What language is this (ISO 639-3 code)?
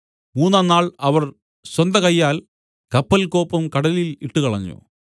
mal